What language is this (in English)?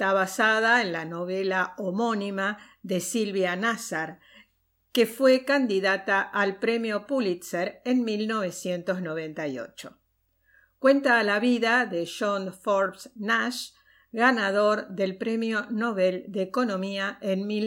Spanish